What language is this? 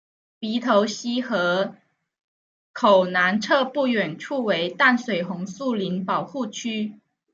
Chinese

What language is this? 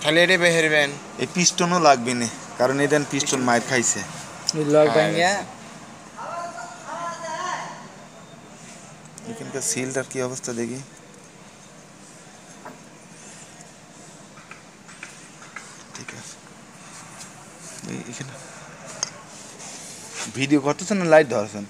Arabic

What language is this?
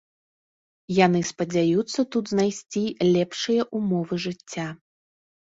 Belarusian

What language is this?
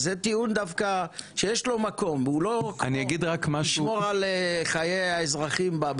Hebrew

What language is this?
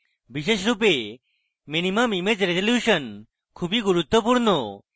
Bangla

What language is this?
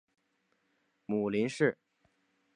Chinese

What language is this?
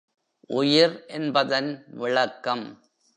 Tamil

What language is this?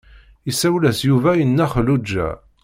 Kabyle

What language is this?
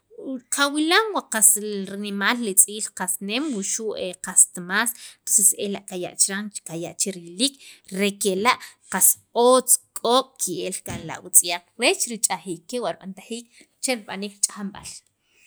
Sacapulteco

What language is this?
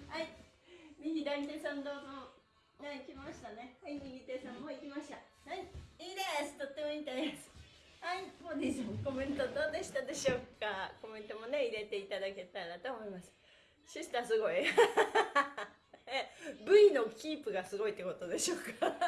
Japanese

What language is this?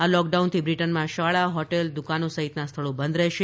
Gujarati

